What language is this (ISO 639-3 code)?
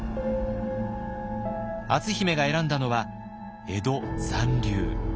jpn